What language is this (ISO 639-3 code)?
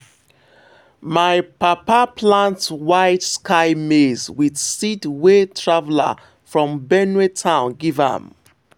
pcm